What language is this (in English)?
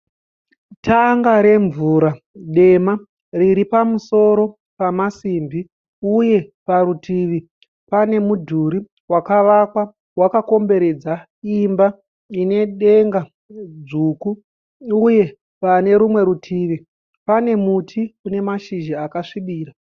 Shona